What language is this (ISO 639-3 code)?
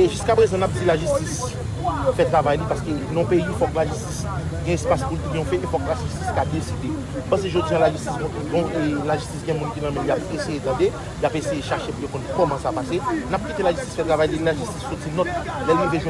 fra